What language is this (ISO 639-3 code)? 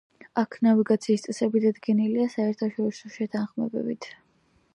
kat